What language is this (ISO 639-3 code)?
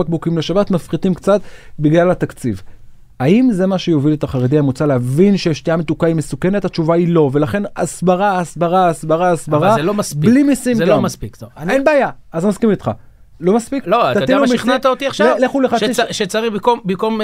heb